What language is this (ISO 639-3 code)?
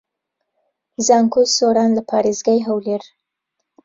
ckb